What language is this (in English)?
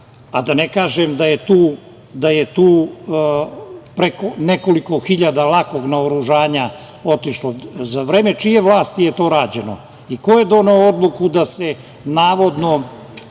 Serbian